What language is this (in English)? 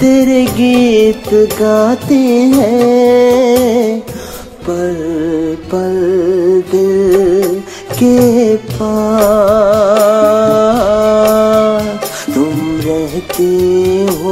Hindi